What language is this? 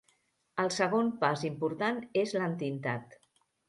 Catalan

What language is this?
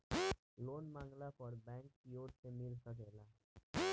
Bhojpuri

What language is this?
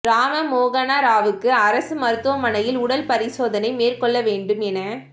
Tamil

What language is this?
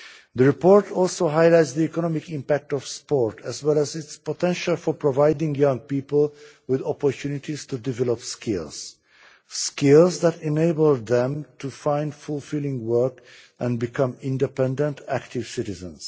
English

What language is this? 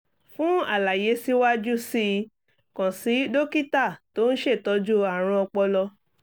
Yoruba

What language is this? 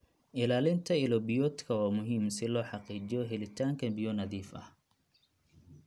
Somali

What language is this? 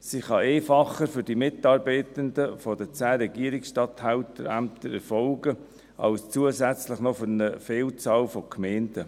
Swiss German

